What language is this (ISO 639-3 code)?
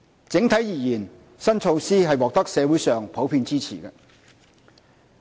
yue